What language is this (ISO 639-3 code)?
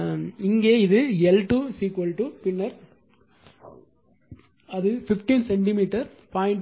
tam